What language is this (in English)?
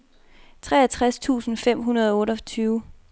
Danish